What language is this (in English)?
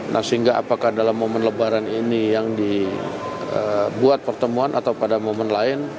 Indonesian